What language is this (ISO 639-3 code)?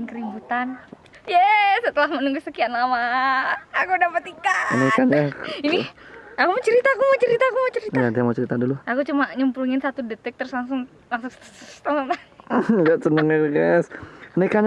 ind